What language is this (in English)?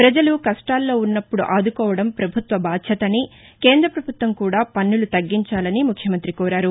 Telugu